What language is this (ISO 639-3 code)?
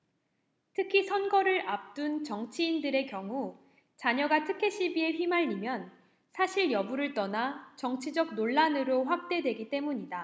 kor